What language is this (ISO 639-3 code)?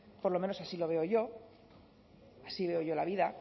spa